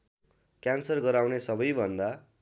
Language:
Nepali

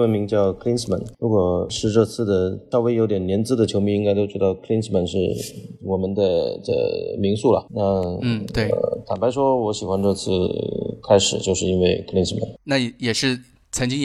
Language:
Chinese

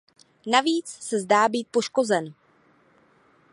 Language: Czech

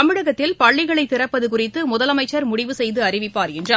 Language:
Tamil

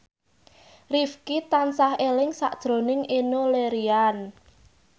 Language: Javanese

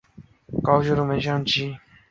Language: Chinese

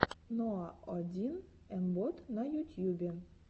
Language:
Russian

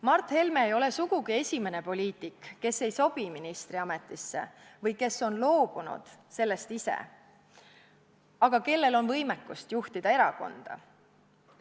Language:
Estonian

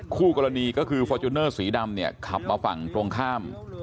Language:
Thai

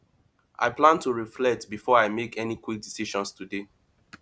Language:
Nigerian Pidgin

